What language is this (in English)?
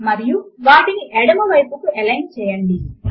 Telugu